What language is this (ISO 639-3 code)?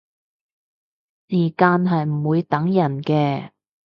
yue